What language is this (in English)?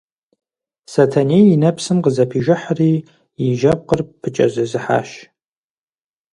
Kabardian